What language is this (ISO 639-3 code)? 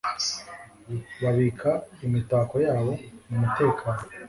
kin